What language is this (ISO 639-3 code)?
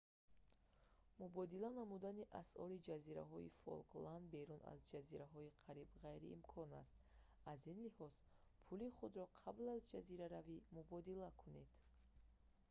tgk